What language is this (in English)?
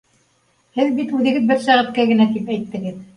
Bashkir